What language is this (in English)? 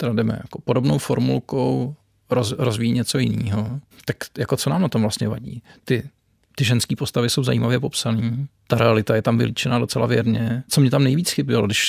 Czech